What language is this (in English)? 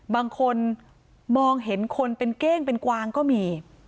Thai